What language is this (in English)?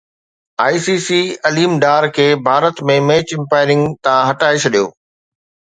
Sindhi